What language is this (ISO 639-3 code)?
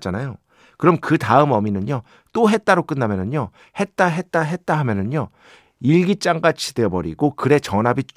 kor